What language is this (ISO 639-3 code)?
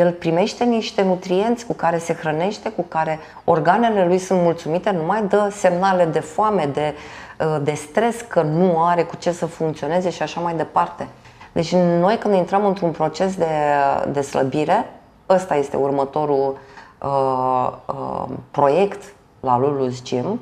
ron